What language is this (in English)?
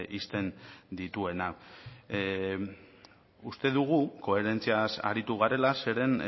Basque